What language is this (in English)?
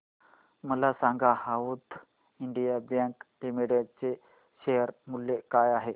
Marathi